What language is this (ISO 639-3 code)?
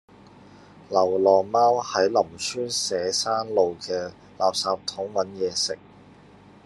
yue